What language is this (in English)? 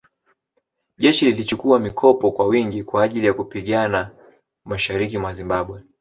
Swahili